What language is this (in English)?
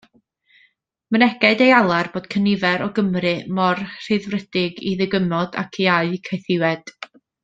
Welsh